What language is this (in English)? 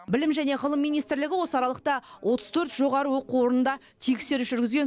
Kazakh